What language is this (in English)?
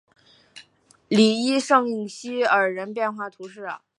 Chinese